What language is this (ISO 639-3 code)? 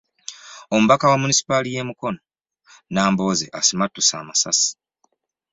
lug